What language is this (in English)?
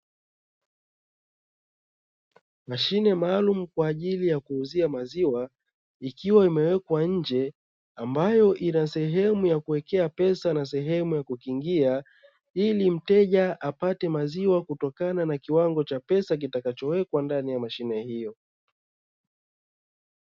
Swahili